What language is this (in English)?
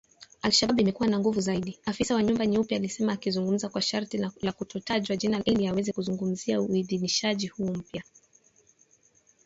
Swahili